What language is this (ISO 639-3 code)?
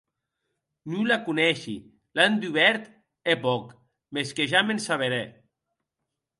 oci